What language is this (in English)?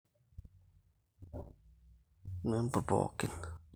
Masai